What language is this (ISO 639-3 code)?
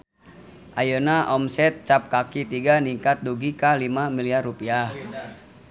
sun